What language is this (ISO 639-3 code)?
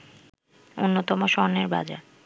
ben